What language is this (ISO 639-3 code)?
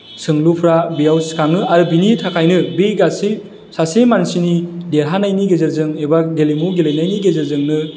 brx